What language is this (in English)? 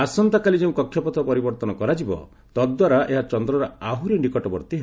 Odia